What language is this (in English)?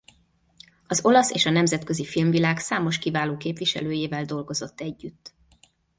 Hungarian